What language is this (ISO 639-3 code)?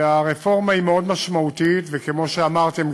heb